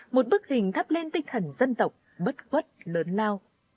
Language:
Vietnamese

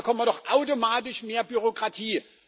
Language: German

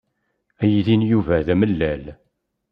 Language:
Kabyle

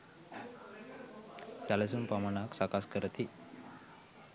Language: Sinhala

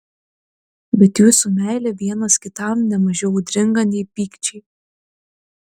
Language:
Lithuanian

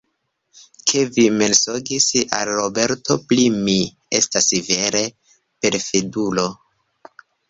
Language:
Esperanto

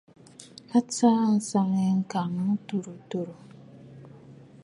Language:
Bafut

